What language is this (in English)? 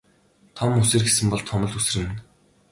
Mongolian